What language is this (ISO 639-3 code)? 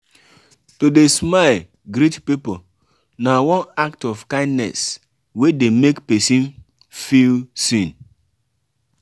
pcm